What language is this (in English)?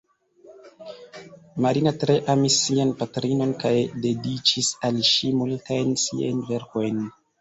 Esperanto